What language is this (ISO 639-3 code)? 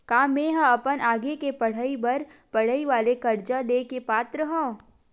hne